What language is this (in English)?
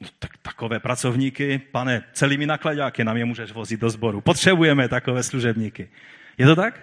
Czech